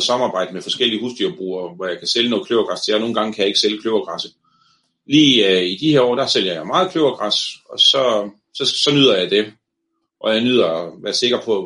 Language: Danish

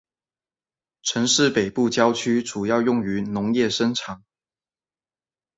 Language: Chinese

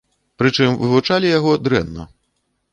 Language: Belarusian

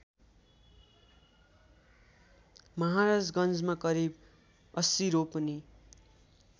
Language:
Nepali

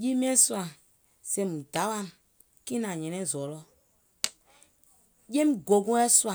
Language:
Gola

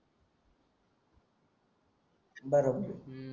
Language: Marathi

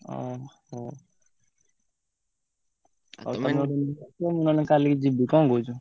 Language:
Odia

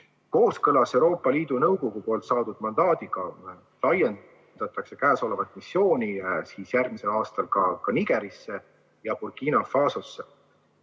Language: Estonian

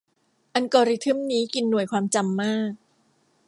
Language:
Thai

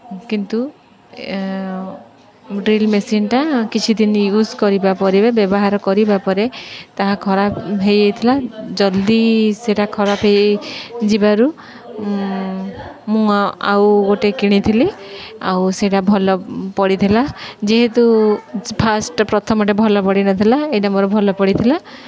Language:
Odia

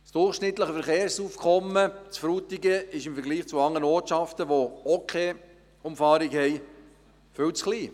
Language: Swiss German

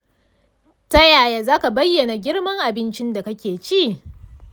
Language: Hausa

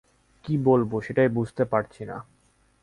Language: Bangla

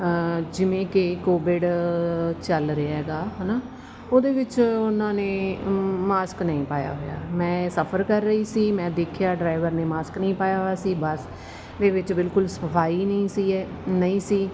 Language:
Punjabi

